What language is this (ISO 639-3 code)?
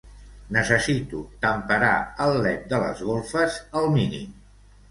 cat